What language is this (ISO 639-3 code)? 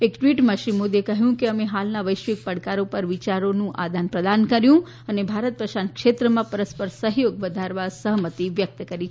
guj